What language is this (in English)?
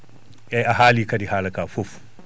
Fula